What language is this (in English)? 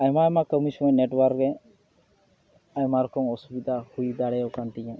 Santali